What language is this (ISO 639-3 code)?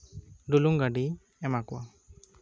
sat